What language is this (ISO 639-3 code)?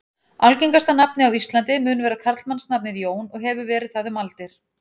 isl